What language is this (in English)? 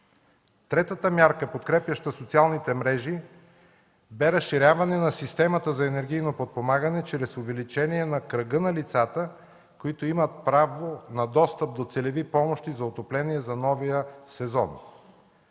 Bulgarian